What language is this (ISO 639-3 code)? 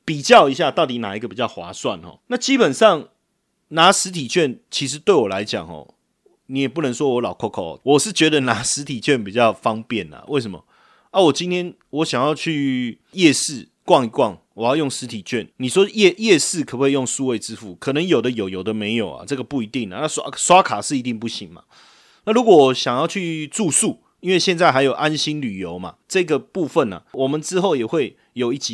zho